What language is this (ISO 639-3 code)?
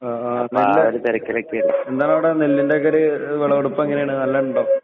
mal